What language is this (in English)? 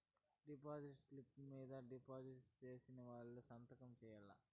Telugu